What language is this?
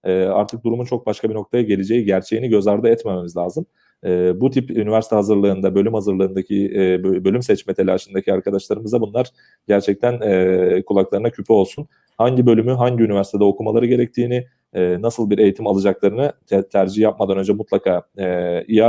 Turkish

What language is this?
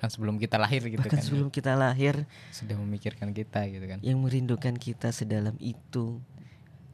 Indonesian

